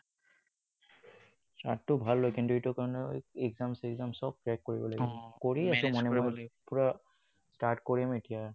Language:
Assamese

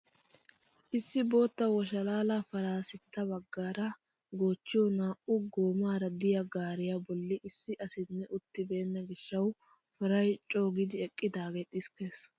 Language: Wolaytta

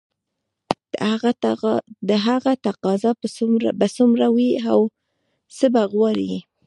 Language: Pashto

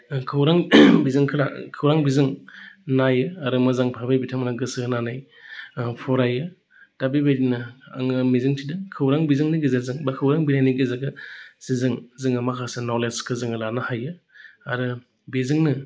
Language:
Bodo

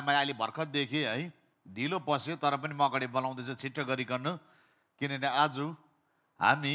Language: Indonesian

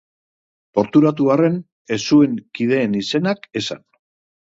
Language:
Basque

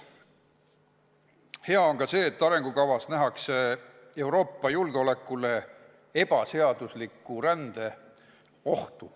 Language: Estonian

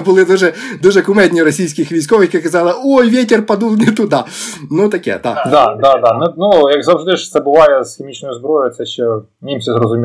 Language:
Ukrainian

